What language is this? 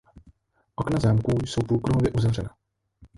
Czech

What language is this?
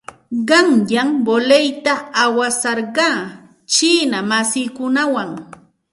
Santa Ana de Tusi Pasco Quechua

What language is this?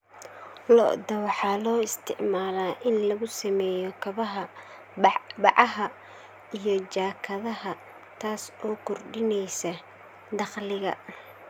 Somali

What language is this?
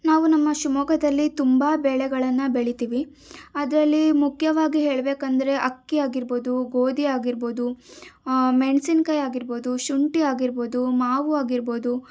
Kannada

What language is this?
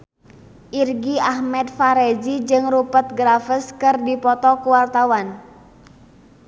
Sundanese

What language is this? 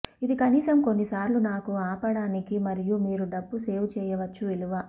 Telugu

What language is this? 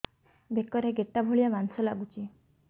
Odia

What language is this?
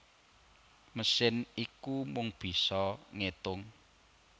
Javanese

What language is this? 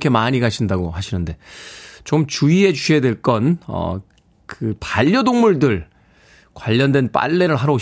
Korean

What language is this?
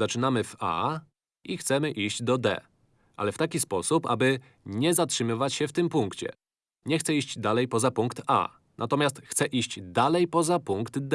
Polish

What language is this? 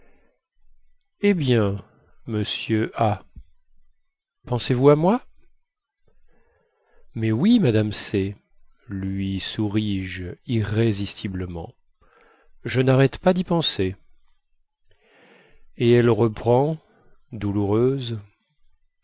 French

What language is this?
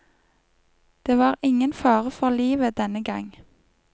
Norwegian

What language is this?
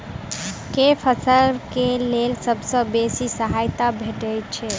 Maithili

